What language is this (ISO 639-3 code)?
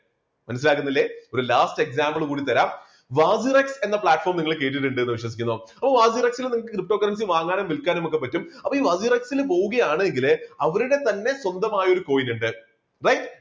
mal